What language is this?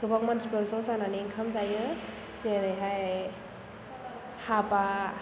Bodo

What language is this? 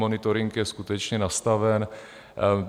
Czech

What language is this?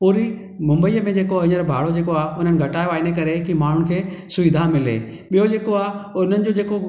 Sindhi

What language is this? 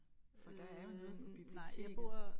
Danish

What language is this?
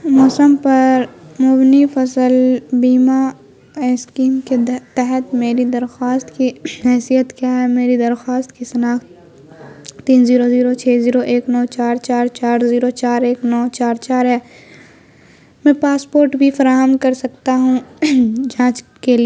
Urdu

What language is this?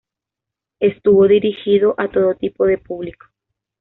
Spanish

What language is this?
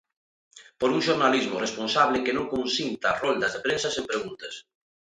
Galician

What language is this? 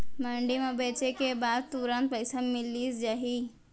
Chhattisgarhi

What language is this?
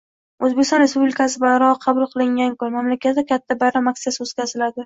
Uzbek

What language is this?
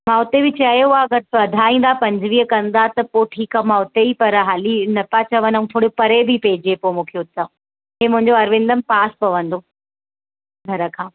Sindhi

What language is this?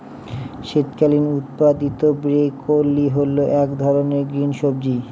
Bangla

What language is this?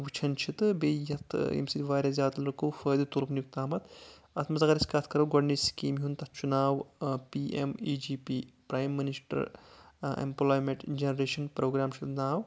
Kashmiri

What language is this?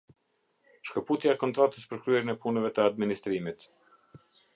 Albanian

